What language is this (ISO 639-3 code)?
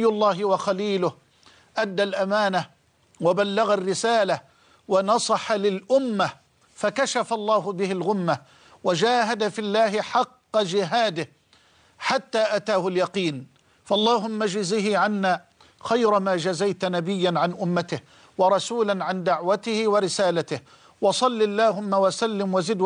ara